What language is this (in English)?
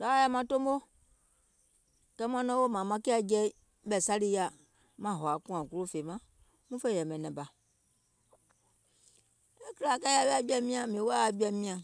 Gola